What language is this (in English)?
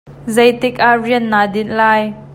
Hakha Chin